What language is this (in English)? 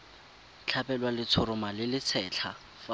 Tswana